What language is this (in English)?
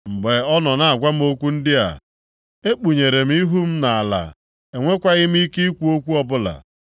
Igbo